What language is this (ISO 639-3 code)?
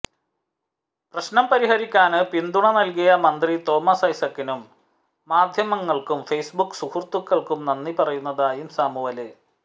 mal